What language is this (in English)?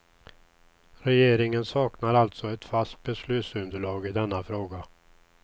Swedish